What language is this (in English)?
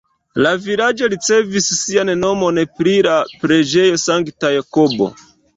Esperanto